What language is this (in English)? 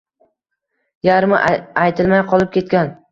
Uzbek